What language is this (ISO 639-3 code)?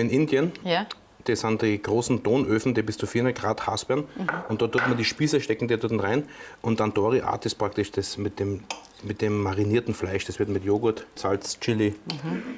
deu